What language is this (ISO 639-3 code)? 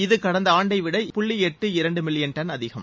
tam